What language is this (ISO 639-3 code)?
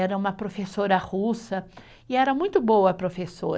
por